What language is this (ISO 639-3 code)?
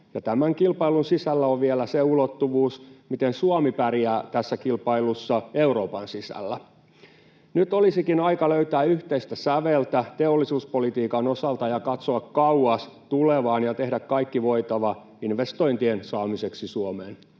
fin